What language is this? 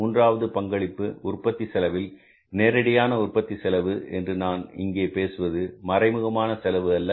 Tamil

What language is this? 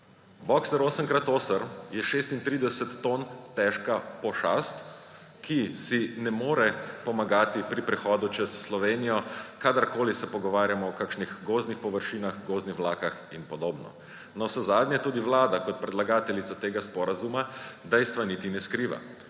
Slovenian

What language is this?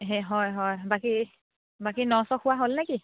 Assamese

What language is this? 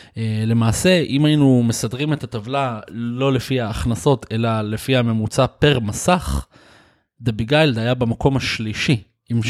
Hebrew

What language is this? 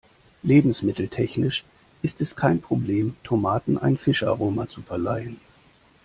German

